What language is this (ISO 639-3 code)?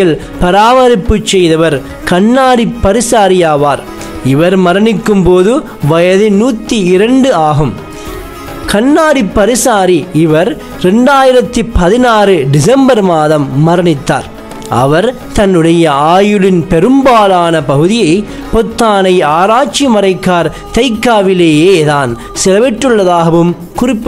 ara